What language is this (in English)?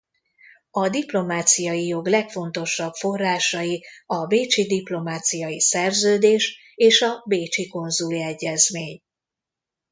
Hungarian